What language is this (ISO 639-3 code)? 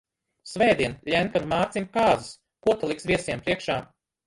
lav